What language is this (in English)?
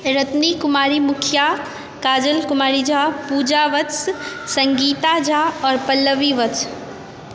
Maithili